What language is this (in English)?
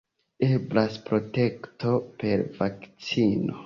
Esperanto